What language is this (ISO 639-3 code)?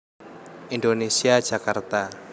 jav